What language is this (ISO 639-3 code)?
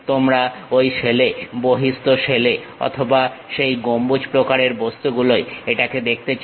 ben